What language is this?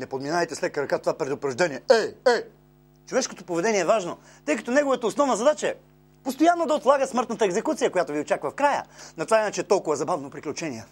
Bulgarian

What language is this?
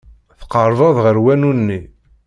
Kabyle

